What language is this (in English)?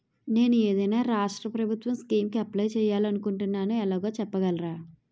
Telugu